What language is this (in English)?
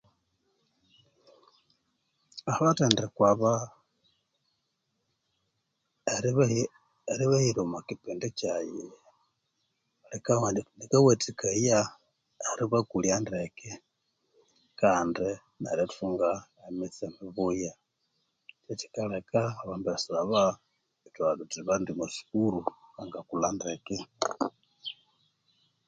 Konzo